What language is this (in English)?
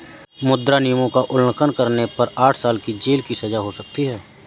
Hindi